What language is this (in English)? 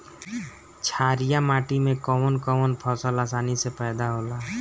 Bhojpuri